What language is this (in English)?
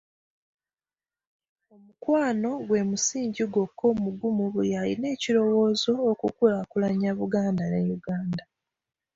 Ganda